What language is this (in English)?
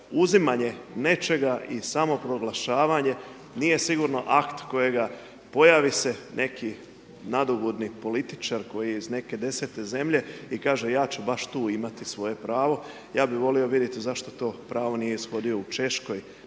Croatian